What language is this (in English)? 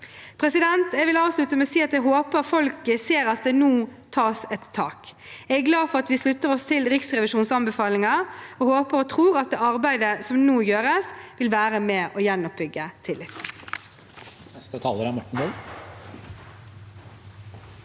Norwegian